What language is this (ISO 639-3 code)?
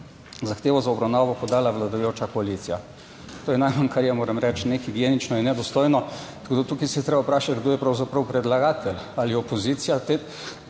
slv